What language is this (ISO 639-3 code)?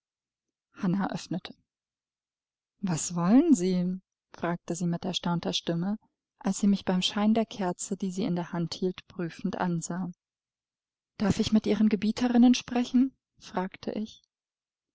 deu